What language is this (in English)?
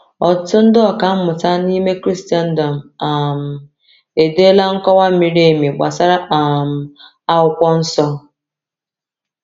Igbo